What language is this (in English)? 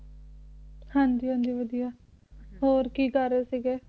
Punjabi